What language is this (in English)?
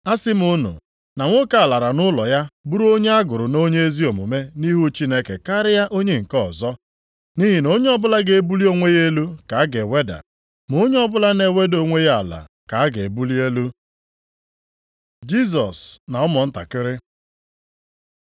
Igbo